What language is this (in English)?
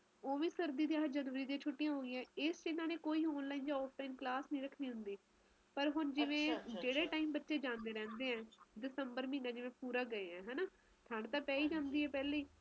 Punjabi